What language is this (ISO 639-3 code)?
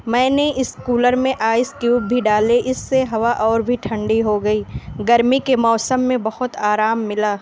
urd